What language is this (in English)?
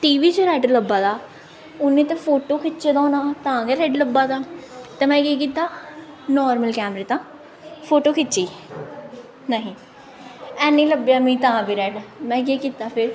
Dogri